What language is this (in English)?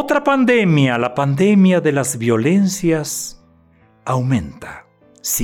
Spanish